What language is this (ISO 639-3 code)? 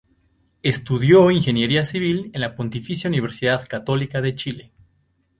spa